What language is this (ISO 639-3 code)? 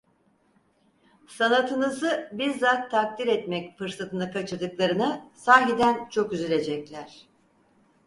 tur